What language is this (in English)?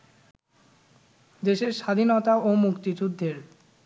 Bangla